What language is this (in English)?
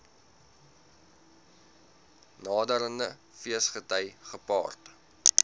Afrikaans